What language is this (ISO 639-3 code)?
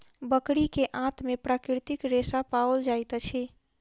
mai